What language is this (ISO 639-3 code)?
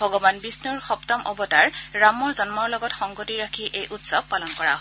asm